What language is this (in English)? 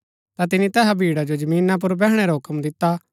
Gaddi